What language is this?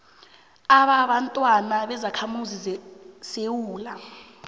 South Ndebele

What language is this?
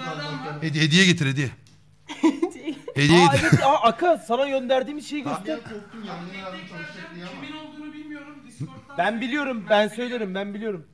Turkish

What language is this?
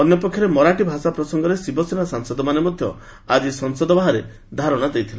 Odia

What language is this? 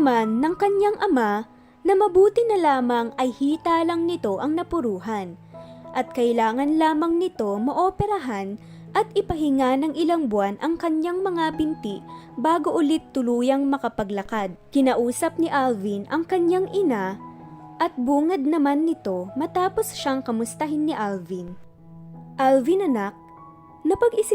Filipino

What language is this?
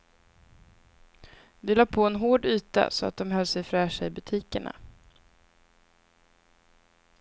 Swedish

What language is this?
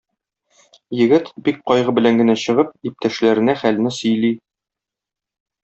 Tatar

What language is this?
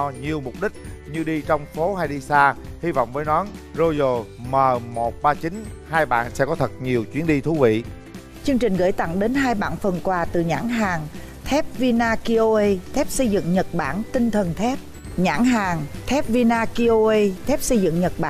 Vietnamese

